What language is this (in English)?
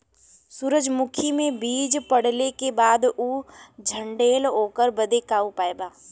Bhojpuri